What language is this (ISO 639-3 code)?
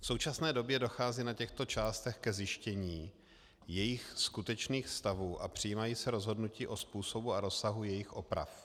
ces